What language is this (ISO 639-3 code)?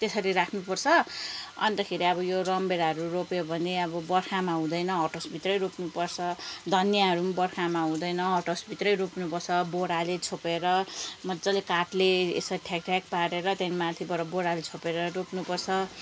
nep